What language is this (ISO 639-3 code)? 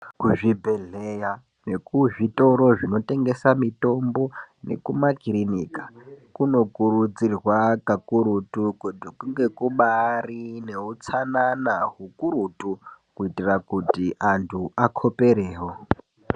ndc